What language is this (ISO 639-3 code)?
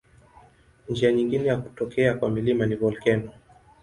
swa